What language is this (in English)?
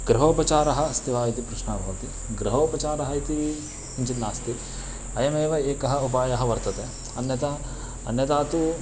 Sanskrit